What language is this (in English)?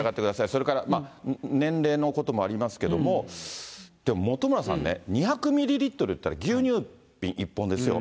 Japanese